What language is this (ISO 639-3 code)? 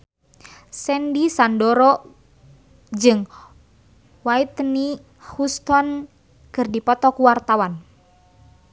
sun